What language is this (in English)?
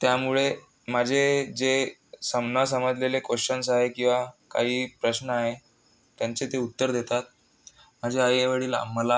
Marathi